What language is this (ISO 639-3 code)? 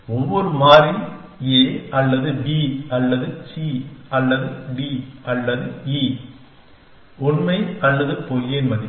tam